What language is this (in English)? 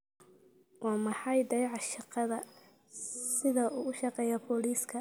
Somali